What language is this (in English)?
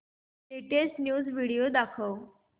Marathi